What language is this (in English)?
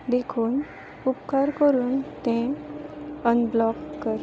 Konkani